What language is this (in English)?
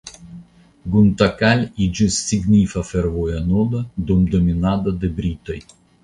Esperanto